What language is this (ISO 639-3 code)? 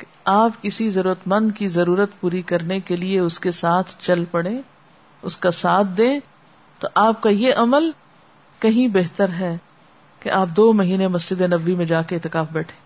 urd